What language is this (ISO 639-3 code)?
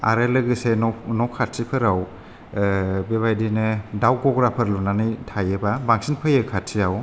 brx